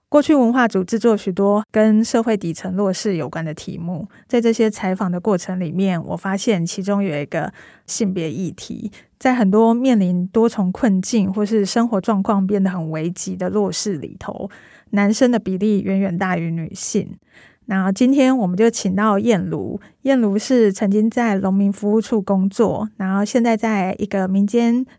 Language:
Chinese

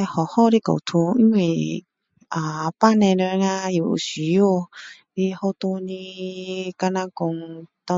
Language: Min Dong Chinese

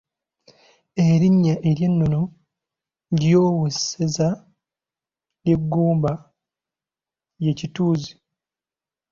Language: Ganda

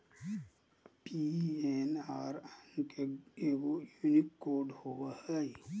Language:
Magahi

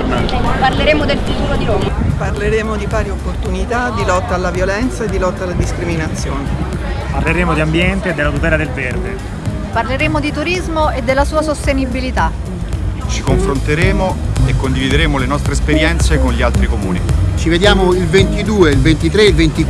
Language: Italian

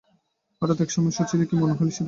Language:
Bangla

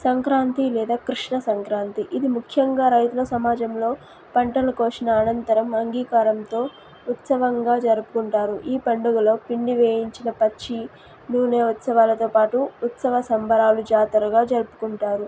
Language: Telugu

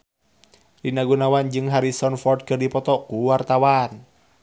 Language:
Sundanese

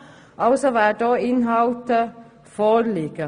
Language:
Swiss German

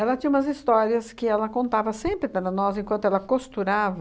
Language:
Portuguese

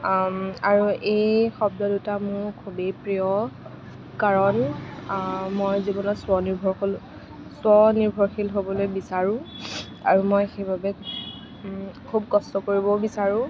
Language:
Assamese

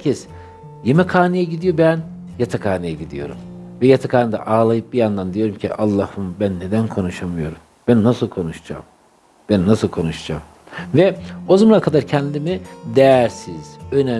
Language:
Turkish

